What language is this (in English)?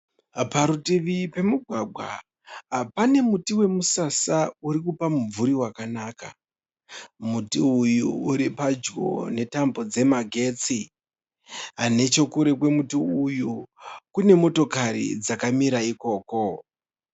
Shona